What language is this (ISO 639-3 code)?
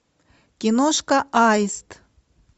rus